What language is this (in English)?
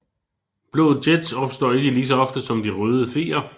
Danish